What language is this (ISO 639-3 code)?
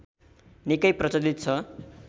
nep